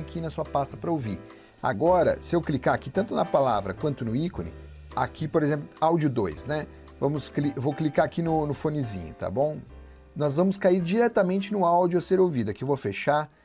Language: Portuguese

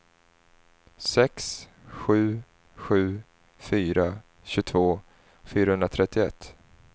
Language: Swedish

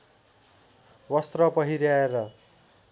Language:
Nepali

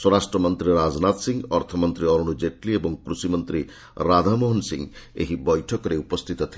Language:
Odia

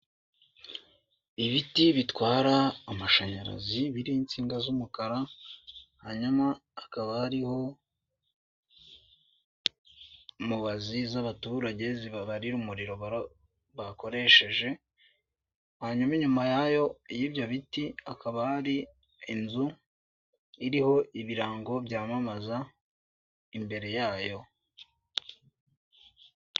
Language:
Kinyarwanda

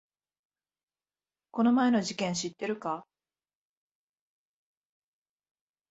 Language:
Japanese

